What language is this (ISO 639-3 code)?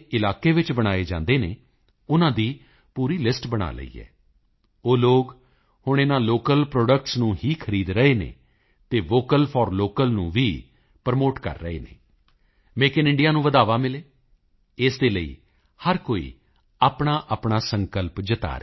pan